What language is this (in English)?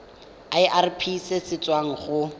Tswana